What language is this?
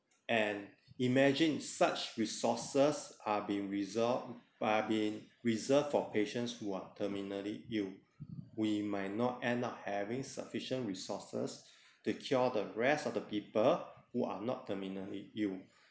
English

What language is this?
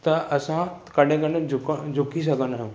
Sindhi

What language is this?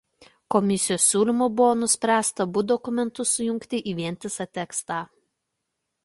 Lithuanian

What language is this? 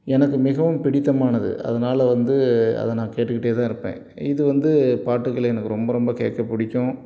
Tamil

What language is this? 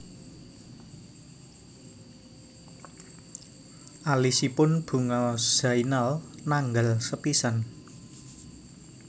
Javanese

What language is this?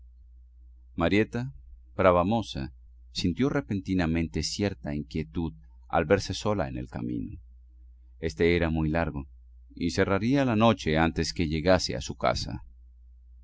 Spanish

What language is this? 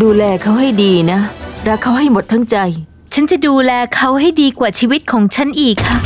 Thai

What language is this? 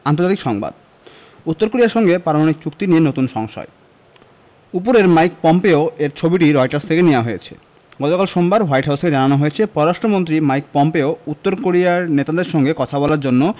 Bangla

